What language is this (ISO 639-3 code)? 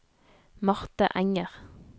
nor